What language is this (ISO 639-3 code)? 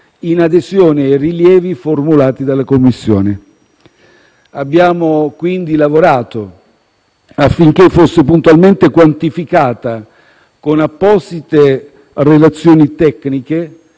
ita